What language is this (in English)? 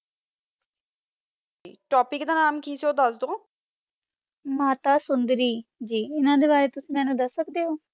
Punjabi